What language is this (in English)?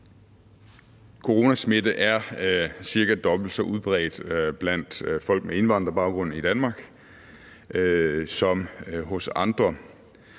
Danish